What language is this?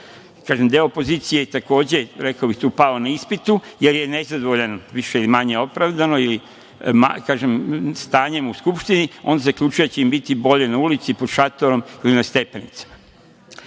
Serbian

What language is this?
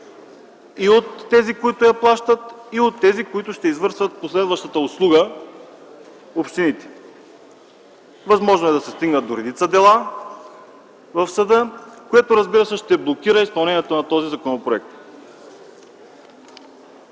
Bulgarian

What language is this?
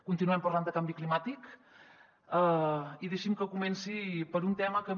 Catalan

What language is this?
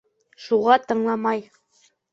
Bashkir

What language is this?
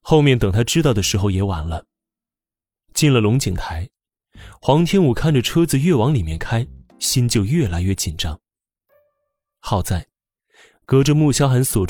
Chinese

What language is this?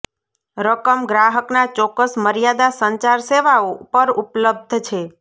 Gujarati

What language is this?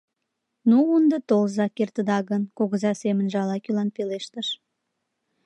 Mari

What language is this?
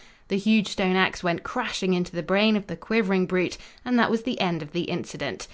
English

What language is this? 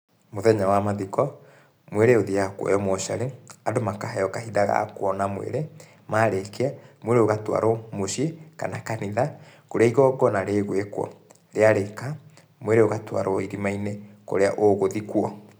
Kikuyu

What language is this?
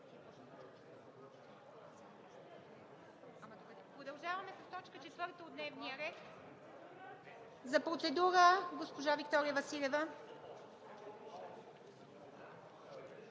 Bulgarian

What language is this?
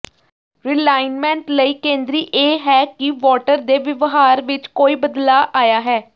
Punjabi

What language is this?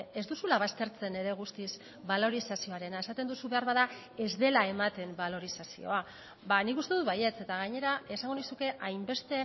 Basque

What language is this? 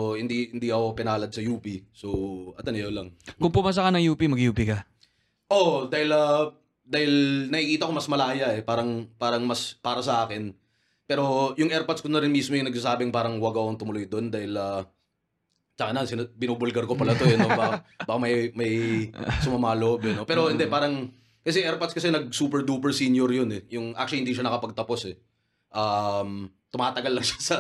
Filipino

